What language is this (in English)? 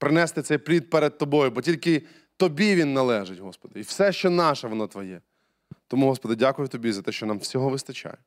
Ukrainian